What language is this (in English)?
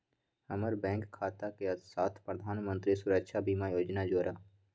Magahi